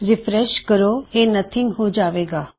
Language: Punjabi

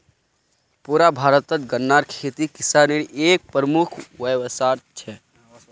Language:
Magahi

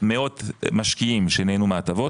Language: Hebrew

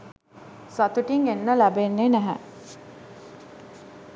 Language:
Sinhala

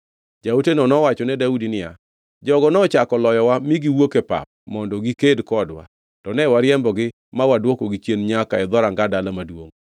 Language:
Luo (Kenya and Tanzania)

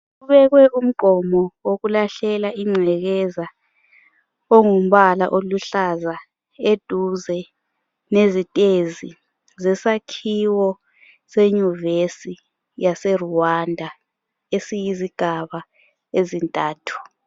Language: North Ndebele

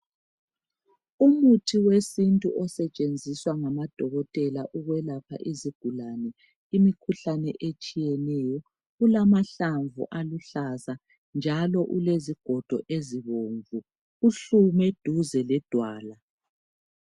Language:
North Ndebele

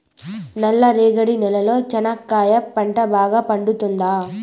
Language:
Telugu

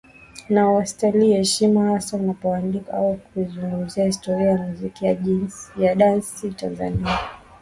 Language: Swahili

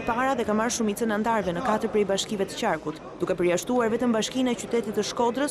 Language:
Romanian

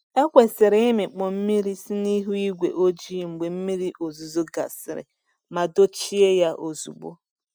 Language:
Igbo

